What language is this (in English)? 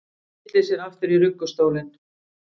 Icelandic